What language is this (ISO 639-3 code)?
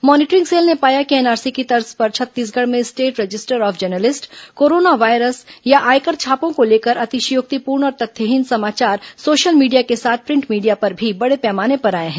hin